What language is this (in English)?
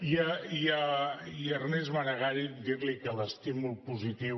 Catalan